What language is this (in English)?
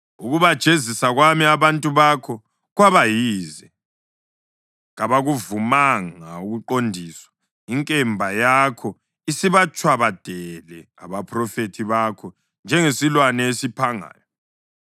North Ndebele